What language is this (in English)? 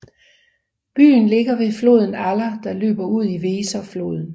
Danish